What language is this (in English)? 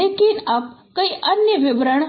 Hindi